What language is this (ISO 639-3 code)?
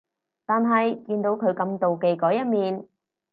yue